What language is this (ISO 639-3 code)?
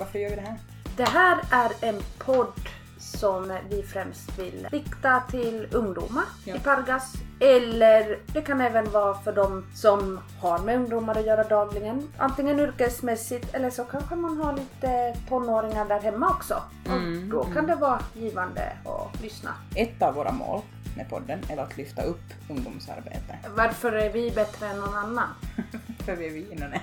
swe